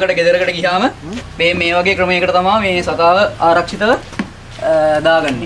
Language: Indonesian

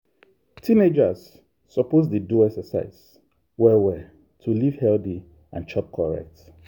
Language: Nigerian Pidgin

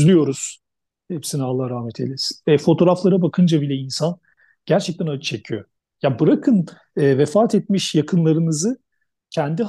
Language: Turkish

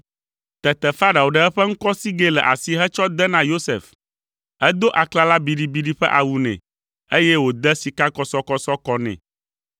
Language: Ewe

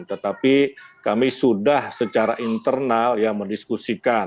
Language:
Indonesian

